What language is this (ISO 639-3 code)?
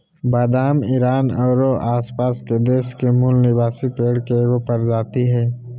mag